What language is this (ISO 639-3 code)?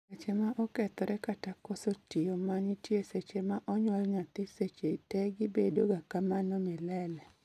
luo